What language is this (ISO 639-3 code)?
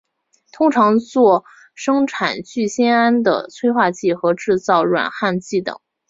zho